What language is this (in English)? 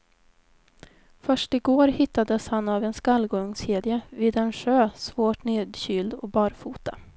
Swedish